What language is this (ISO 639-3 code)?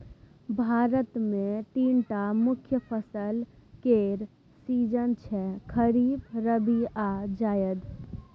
mai